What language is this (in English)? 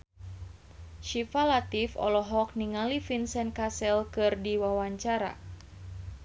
Sundanese